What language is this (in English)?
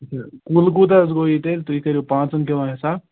Kashmiri